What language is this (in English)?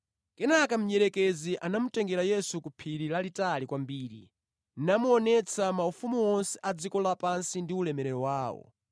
Nyanja